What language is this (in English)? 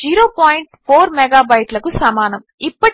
Telugu